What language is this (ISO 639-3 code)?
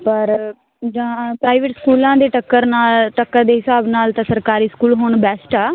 pan